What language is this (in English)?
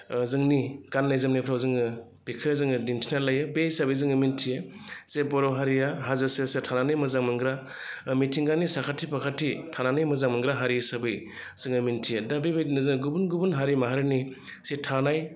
Bodo